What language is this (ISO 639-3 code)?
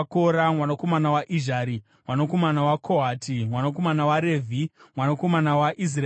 sna